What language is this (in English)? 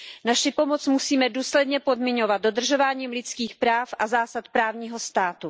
Czech